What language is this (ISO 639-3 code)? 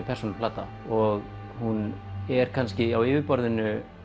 isl